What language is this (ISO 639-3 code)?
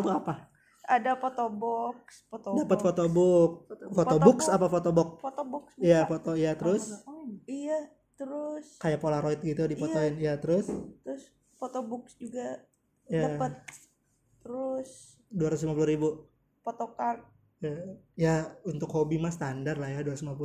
ind